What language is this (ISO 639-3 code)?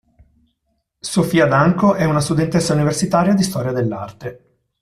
ita